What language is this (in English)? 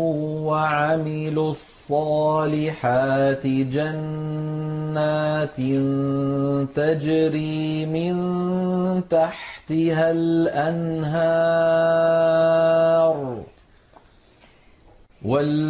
Arabic